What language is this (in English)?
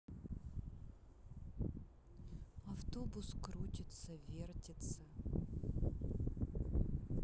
Russian